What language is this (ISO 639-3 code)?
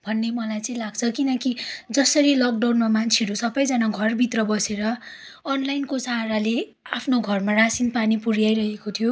nep